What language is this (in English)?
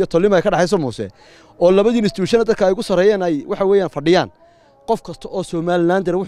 Arabic